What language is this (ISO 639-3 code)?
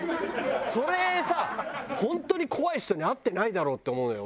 jpn